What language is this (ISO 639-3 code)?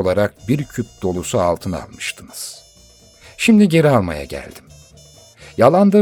tur